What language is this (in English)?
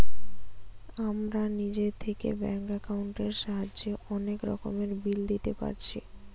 Bangla